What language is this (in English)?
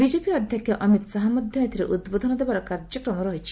Odia